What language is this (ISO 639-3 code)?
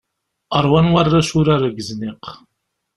kab